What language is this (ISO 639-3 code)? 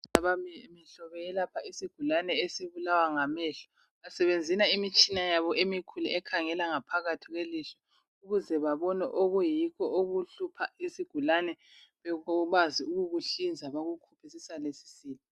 nde